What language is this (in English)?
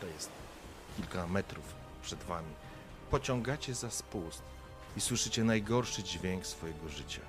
Polish